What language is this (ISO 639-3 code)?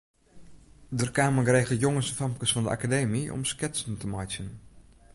fry